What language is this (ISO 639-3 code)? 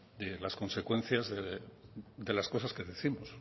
spa